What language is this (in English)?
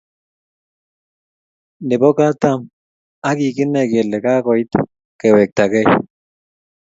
Kalenjin